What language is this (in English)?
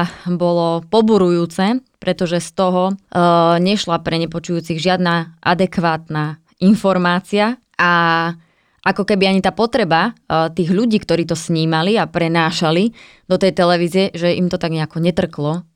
Slovak